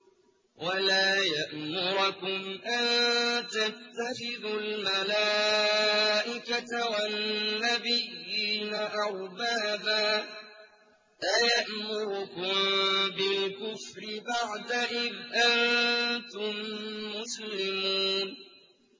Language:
Arabic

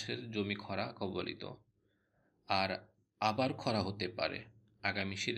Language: Bangla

